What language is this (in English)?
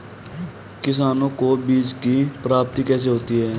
Hindi